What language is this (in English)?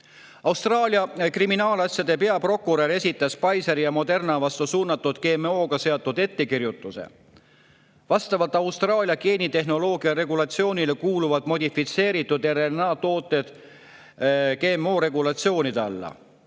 Estonian